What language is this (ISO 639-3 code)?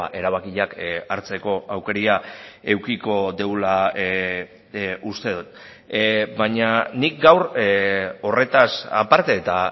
eus